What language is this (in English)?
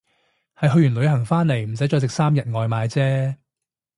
Cantonese